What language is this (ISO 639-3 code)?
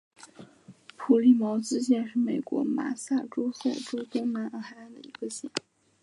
zho